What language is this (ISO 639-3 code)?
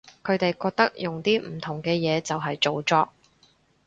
yue